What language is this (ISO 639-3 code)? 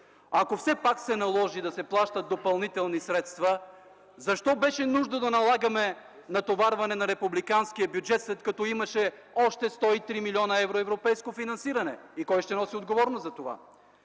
bul